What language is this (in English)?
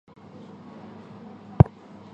Chinese